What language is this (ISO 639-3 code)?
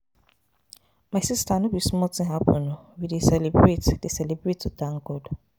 pcm